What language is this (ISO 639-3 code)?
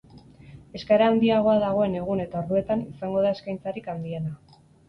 eus